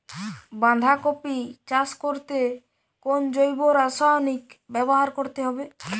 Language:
Bangla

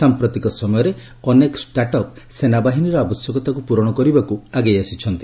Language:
Odia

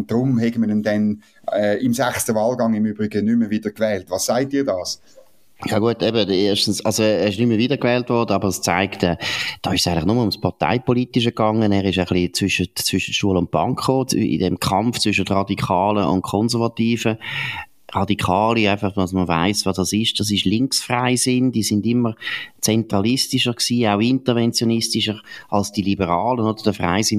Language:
German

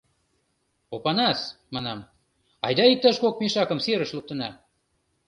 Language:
Mari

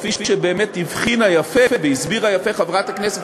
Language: Hebrew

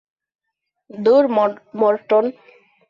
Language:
Bangla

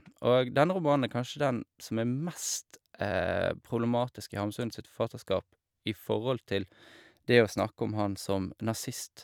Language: Norwegian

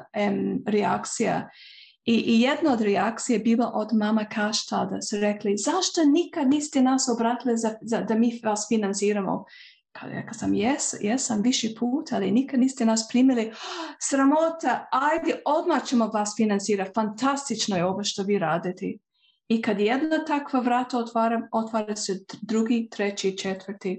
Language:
Croatian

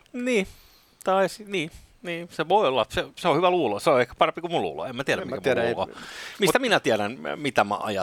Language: Finnish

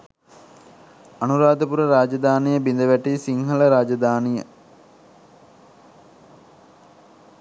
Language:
Sinhala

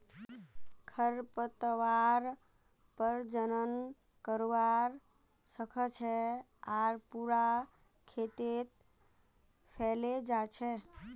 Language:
Magahi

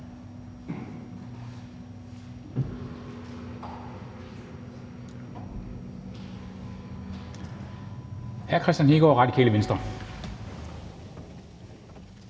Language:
Danish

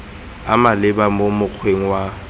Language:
Tswana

